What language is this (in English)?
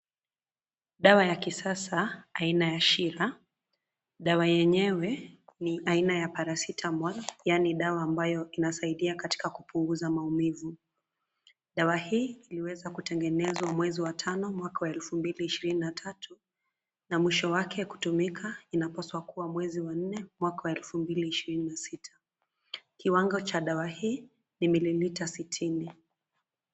Swahili